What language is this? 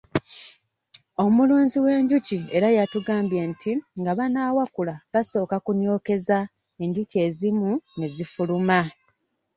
Ganda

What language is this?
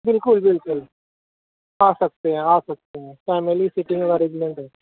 Urdu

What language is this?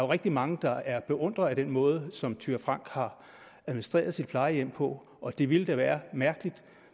Danish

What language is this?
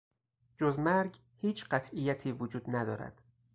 Persian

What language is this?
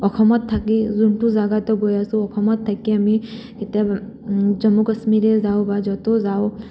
Assamese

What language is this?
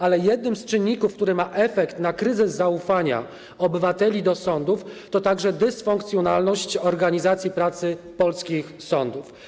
Polish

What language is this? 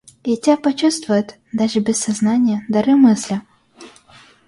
Russian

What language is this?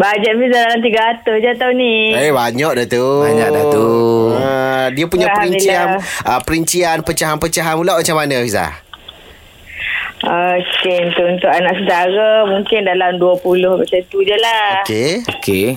Malay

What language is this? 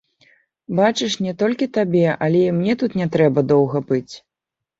Belarusian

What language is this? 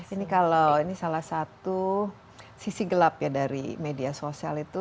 Indonesian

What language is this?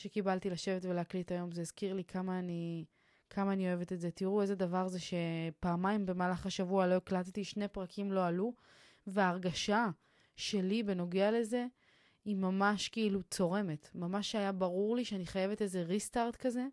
Hebrew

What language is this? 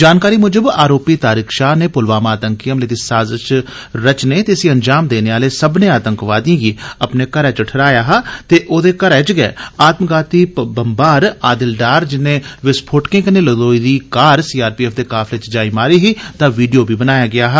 Dogri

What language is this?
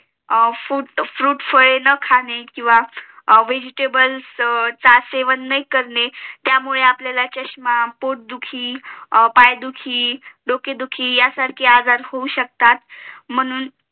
Marathi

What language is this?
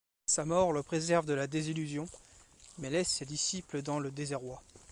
French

